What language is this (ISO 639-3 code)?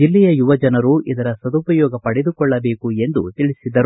kan